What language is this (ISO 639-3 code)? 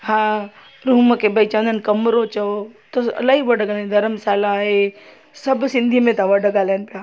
snd